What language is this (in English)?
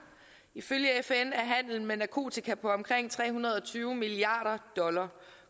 Danish